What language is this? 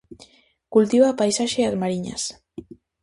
Galician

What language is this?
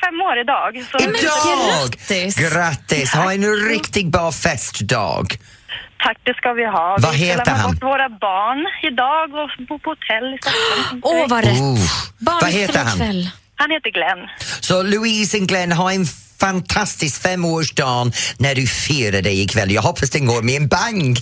Swedish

